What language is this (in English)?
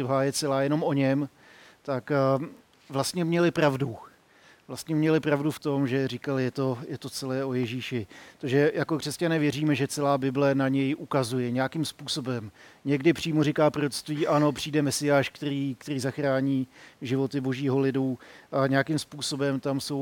Czech